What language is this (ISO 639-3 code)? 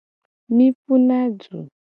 gej